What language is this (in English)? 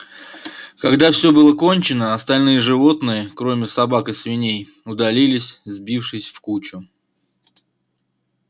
Russian